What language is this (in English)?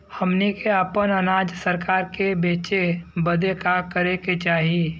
Bhojpuri